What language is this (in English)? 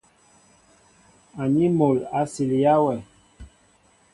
Mbo (Cameroon)